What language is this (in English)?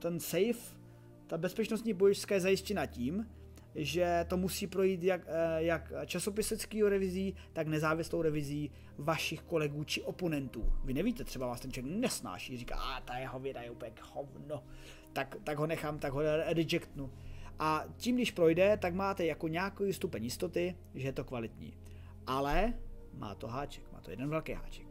Czech